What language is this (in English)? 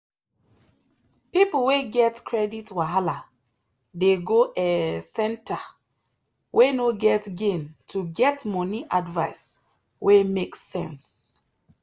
Nigerian Pidgin